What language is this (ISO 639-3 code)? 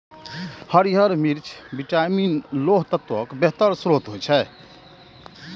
mai